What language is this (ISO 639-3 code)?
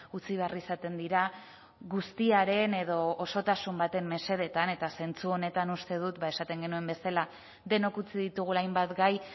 eus